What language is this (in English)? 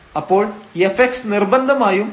Malayalam